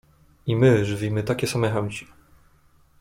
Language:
Polish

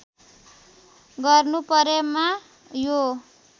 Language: Nepali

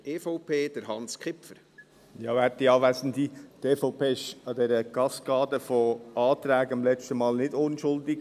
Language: Swiss German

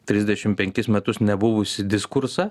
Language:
Lithuanian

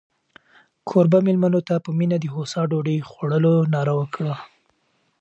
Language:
Pashto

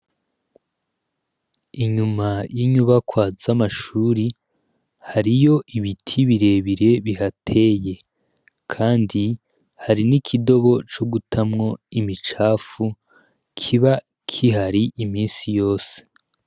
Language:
Rundi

